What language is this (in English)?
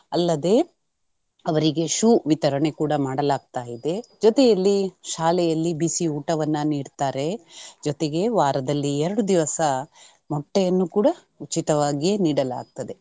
Kannada